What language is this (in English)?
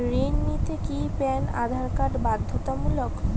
Bangla